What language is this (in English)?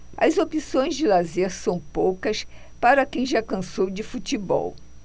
Portuguese